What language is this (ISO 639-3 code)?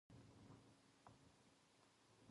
jpn